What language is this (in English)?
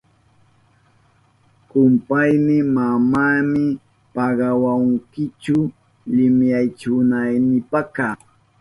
Southern Pastaza Quechua